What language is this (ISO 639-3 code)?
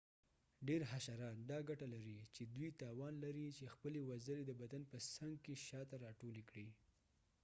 pus